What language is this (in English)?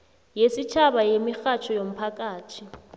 South Ndebele